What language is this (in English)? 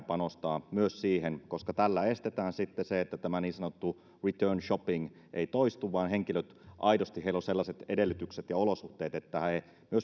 Finnish